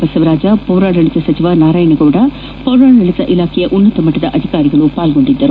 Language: Kannada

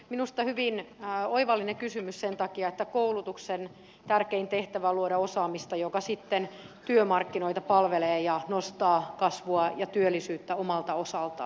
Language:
Finnish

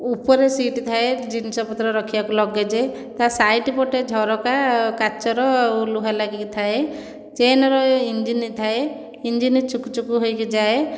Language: Odia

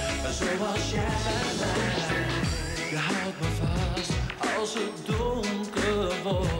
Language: Dutch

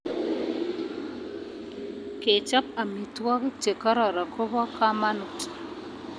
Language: Kalenjin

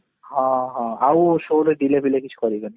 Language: Odia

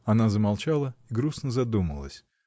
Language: Russian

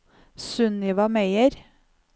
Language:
Norwegian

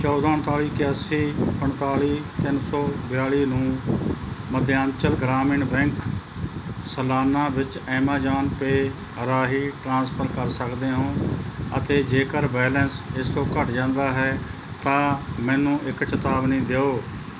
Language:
Punjabi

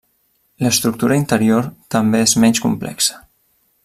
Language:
Catalan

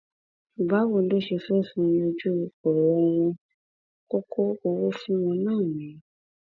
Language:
Yoruba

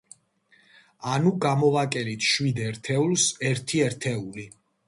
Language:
Georgian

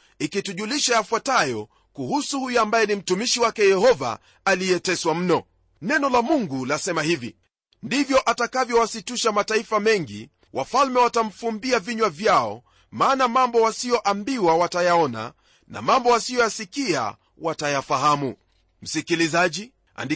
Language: Swahili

